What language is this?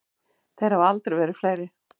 Icelandic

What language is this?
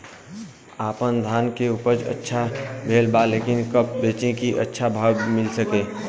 Bhojpuri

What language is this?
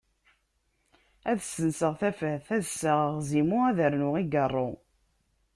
Kabyle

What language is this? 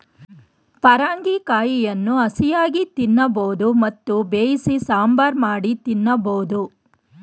Kannada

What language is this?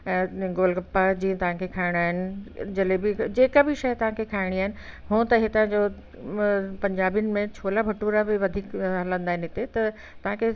Sindhi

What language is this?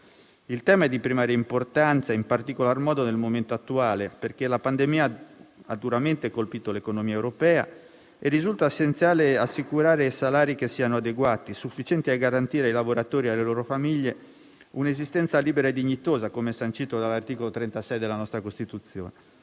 Italian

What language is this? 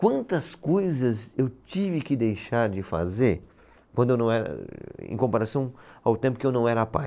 Portuguese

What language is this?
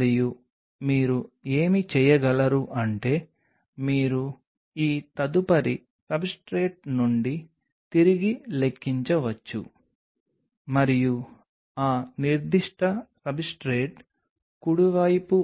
Telugu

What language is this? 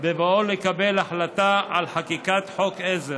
Hebrew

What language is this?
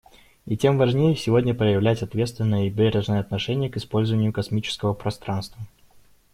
Russian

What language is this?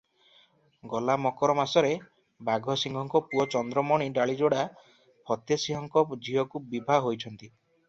Odia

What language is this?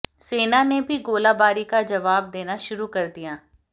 Hindi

